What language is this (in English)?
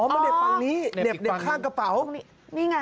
Thai